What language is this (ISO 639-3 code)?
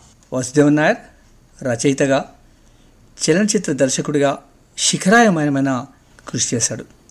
tel